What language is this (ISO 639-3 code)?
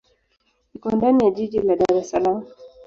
swa